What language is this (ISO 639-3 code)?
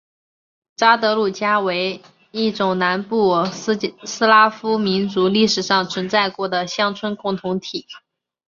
zho